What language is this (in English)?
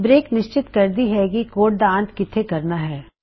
Punjabi